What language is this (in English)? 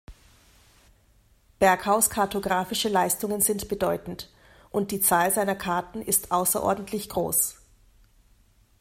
German